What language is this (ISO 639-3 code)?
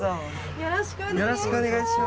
jpn